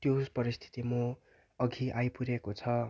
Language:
Nepali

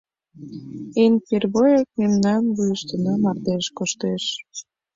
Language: Mari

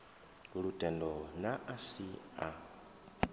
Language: Venda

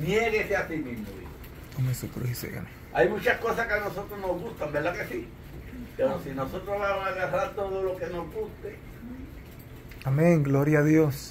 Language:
Spanish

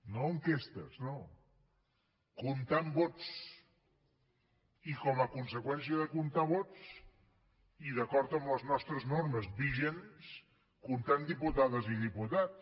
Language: Catalan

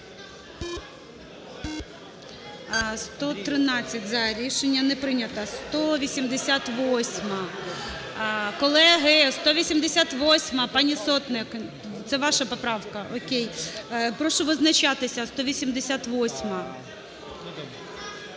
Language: Ukrainian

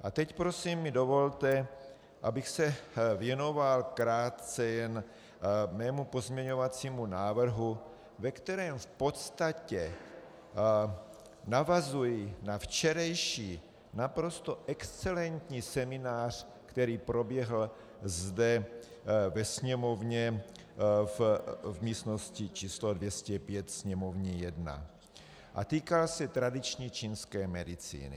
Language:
Czech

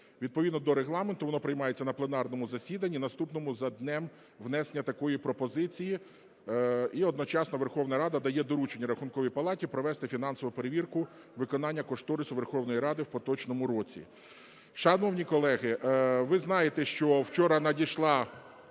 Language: Ukrainian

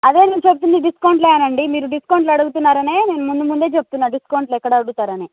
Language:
Telugu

